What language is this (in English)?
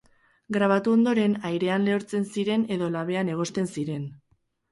Basque